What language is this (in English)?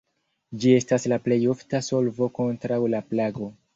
Esperanto